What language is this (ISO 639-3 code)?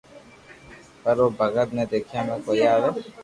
lrk